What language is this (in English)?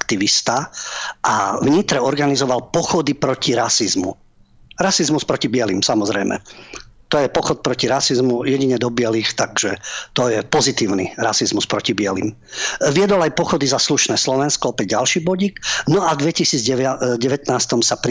Slovak